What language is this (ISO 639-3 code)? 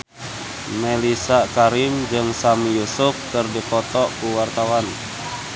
sun